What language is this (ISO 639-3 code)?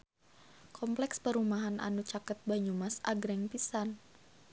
sun